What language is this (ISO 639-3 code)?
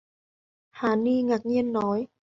vie